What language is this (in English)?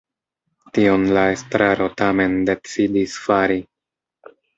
Esperanto